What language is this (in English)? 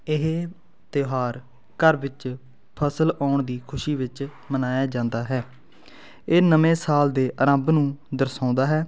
Punjabi